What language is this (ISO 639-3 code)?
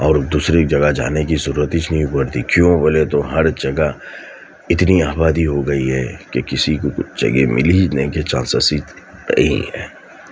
urd